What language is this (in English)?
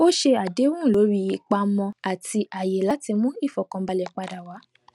Yoruba